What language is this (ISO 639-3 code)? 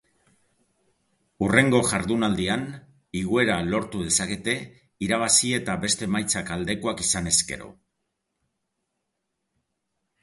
eus